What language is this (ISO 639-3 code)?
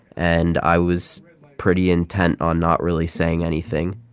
eng